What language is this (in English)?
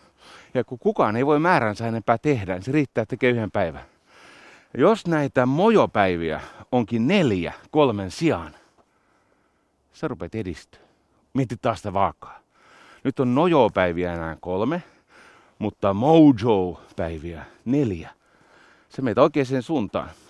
Finnish